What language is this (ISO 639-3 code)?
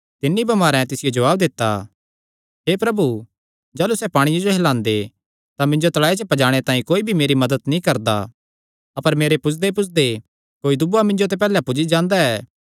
xnr